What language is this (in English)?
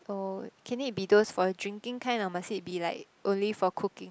English